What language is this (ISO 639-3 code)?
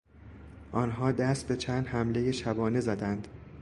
fas